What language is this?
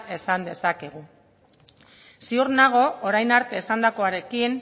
Basque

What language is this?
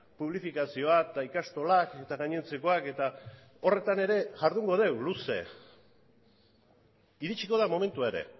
Basque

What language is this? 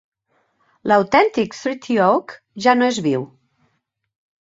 Catalan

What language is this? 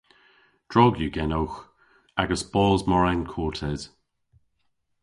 Cornish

